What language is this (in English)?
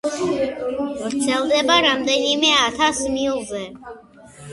Georgian